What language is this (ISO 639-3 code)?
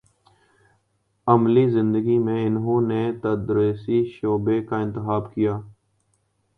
urd